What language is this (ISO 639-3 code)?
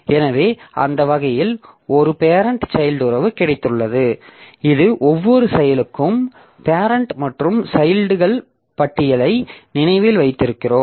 tam